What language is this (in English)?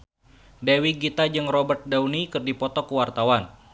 Sundanese